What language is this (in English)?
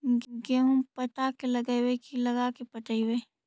Magahi